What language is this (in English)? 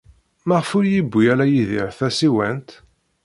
Kabyle